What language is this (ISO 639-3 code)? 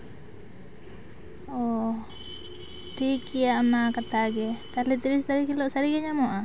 sat